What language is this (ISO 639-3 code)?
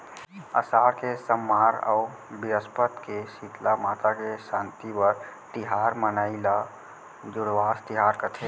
hne